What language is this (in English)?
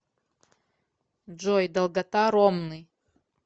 Russian